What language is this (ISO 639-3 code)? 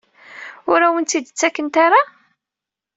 kab